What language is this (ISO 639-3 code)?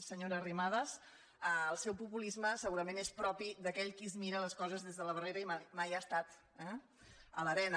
cat